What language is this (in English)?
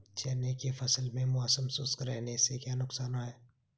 Hindi